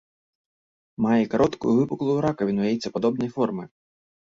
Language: Belarusian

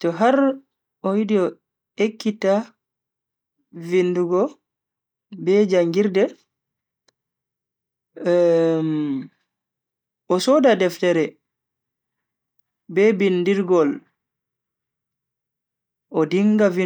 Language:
Bagirmi Fulfulde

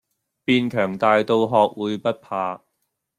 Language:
Cantonese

